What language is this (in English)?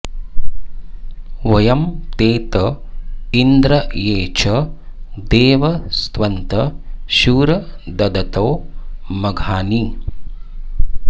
Sanskrit